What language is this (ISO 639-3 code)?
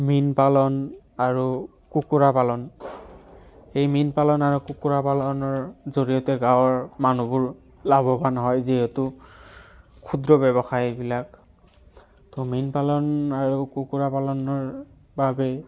asm